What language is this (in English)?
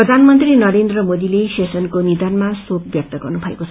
Nepali